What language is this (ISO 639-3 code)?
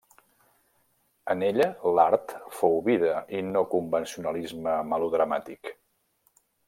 cat